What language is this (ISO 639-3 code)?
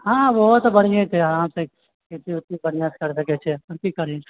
mai